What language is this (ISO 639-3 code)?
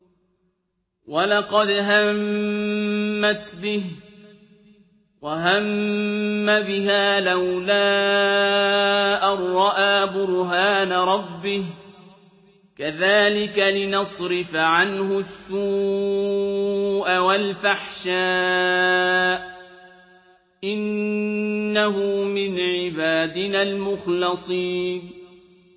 ara